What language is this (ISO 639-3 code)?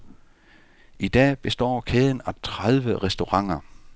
dan